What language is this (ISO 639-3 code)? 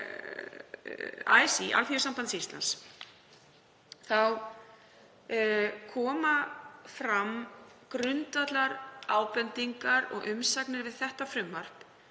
isl